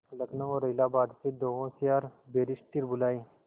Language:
Hindi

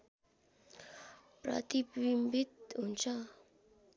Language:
Nepali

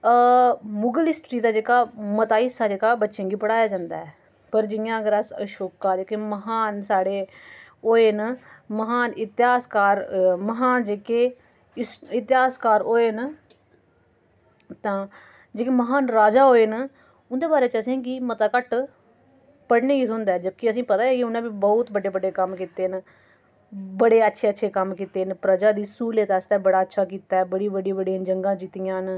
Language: Dogri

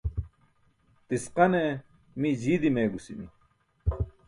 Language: Burushaski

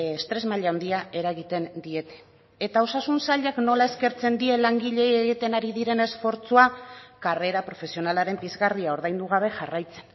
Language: Basque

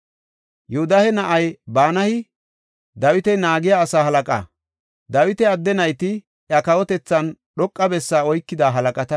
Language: Gofa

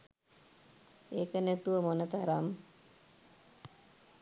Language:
Sinhala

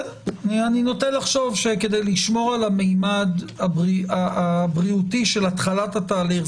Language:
Hebrew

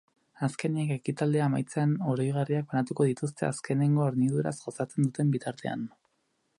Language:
Basque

